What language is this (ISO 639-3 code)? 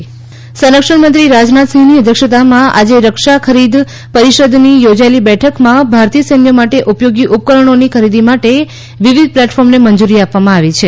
guj